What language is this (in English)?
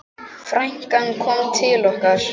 Icelandic